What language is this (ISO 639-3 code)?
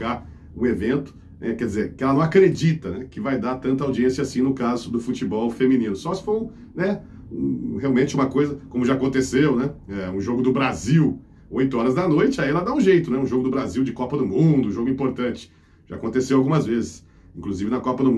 por